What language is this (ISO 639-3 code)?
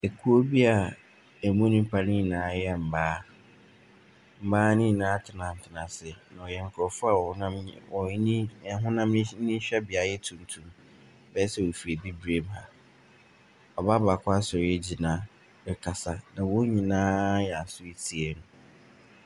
aka